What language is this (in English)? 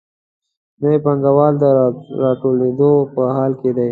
Pashto